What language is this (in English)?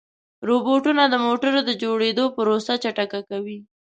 Pashto